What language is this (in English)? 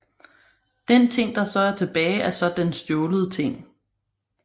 Danish